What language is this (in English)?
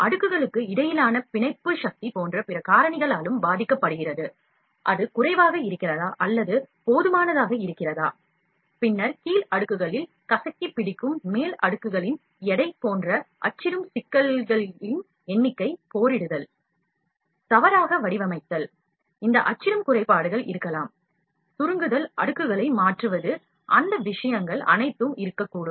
Tamil